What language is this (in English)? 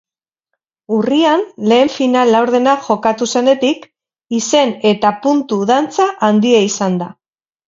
Basque